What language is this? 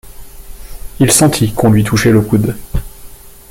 French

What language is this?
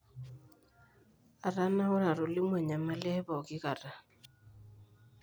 Masai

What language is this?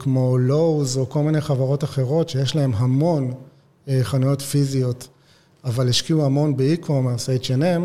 Hebrew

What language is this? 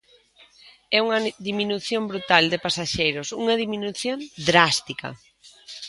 Galician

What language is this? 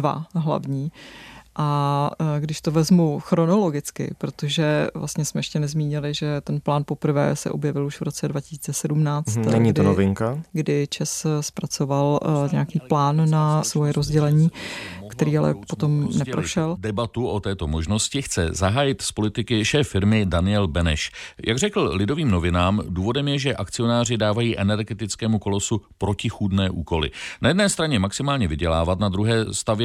Czech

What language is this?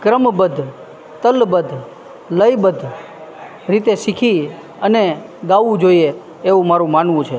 Gujarati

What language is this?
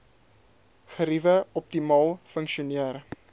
Afrikaans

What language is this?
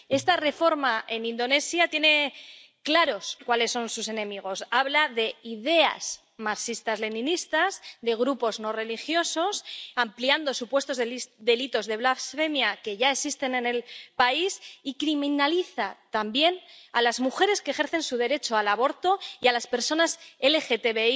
Spanish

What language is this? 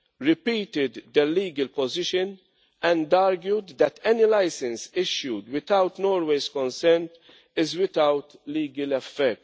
English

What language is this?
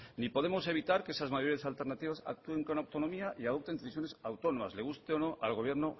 Spanish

